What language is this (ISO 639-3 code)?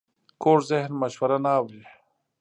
pus